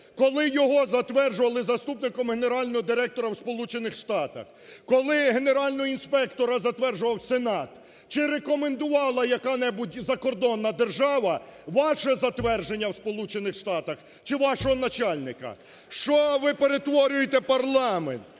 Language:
Ukrainian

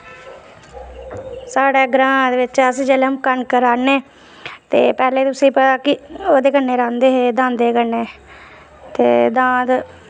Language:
Dogri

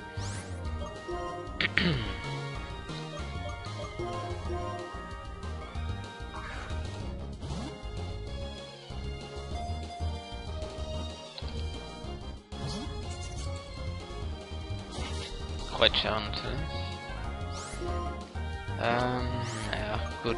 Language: German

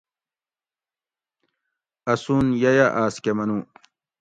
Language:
Gawri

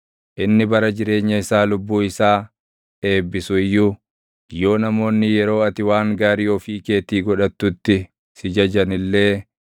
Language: Oromo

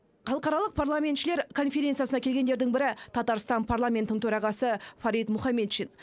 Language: Kazakh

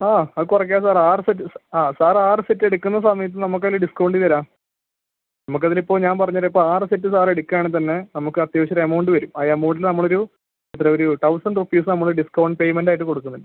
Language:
Malayalam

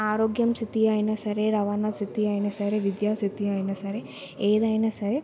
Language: Telugu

